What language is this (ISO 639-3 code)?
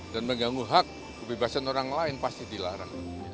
ind